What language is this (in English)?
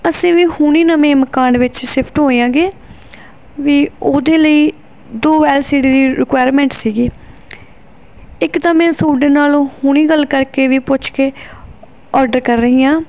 Punjabi